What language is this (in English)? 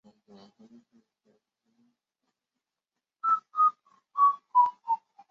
Chinese